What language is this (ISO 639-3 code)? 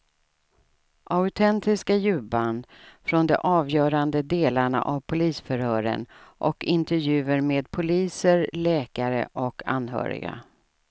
swe